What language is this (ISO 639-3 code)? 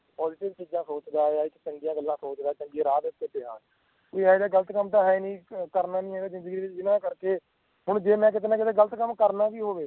pan